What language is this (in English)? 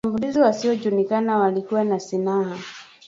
Swahili